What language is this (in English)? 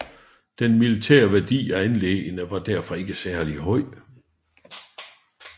Danish